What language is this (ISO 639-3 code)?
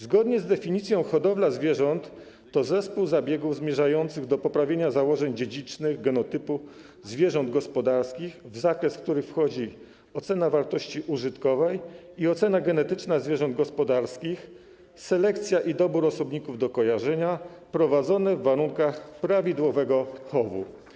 pol